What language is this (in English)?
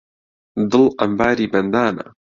Central Kurdish